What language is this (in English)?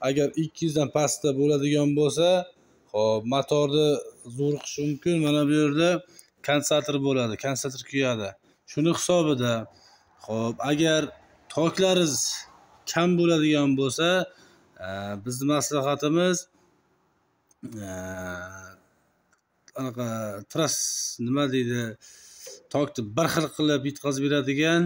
Turkish